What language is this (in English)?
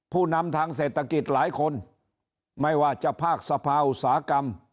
Thai